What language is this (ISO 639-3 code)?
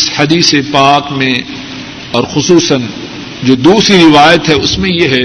urd